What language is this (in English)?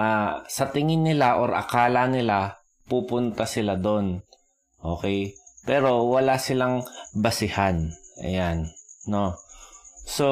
Filipino